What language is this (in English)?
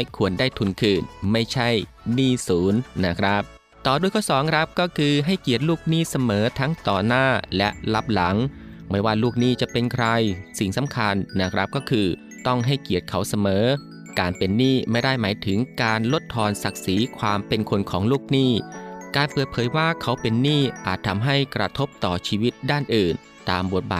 Thai